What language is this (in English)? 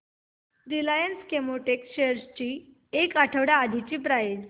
Marathi